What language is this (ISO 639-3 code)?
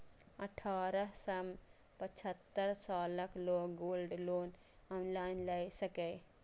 mai